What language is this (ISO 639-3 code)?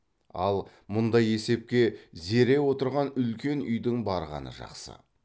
kaz